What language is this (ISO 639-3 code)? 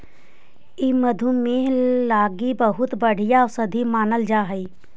mag